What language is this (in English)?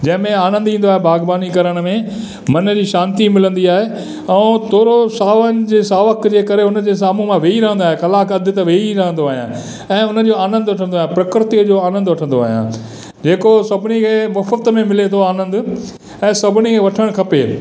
Sindhi